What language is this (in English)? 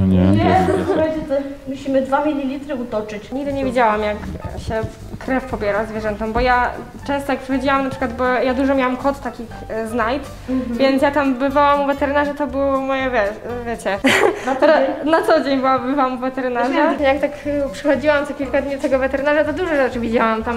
Polish